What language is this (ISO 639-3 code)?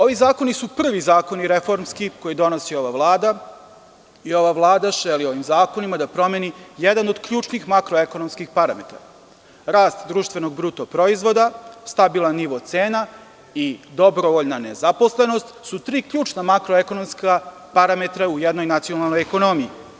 srp